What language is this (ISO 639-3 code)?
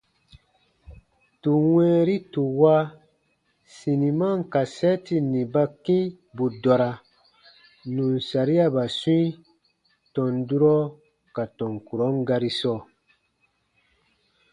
bba